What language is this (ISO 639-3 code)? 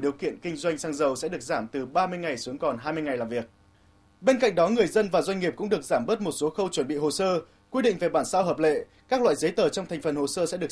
vie